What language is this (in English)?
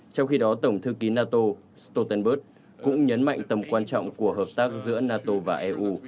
Vietnamese